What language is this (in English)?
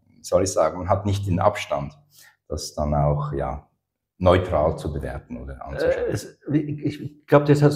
German